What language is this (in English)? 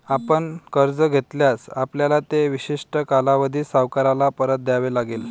Marathi